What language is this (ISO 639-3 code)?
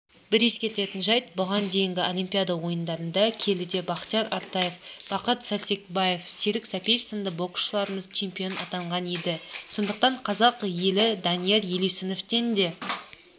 kaz